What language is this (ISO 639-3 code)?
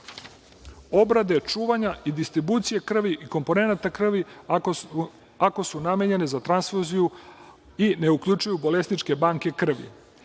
srp